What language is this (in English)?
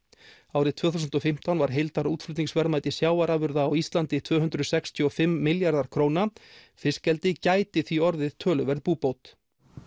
Icelandic